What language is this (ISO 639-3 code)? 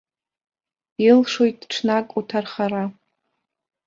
abk